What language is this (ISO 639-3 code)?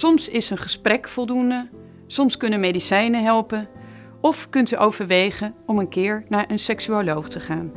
nld